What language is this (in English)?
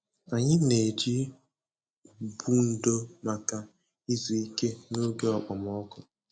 Igbo